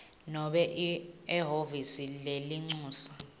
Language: Swati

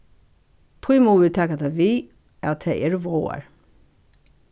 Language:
Faroese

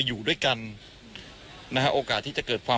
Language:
Thai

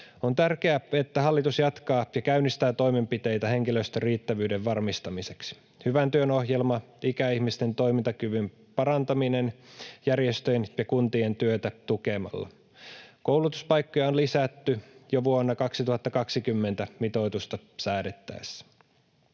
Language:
Finnish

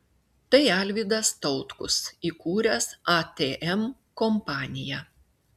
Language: Lithuanian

